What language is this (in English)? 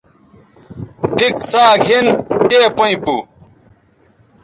Bateri